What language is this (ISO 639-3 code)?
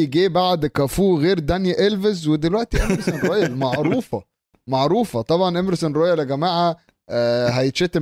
ara